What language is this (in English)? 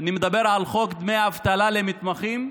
Hebrew